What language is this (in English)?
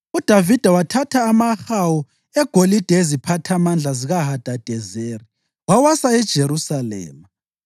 North Ndebele